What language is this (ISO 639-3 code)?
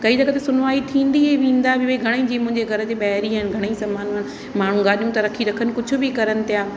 snd